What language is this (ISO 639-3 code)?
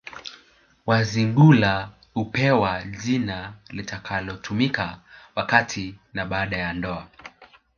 swa